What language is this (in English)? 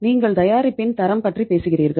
Tamil